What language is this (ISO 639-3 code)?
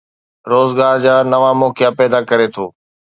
snd